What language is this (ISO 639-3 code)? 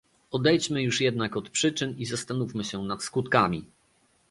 pol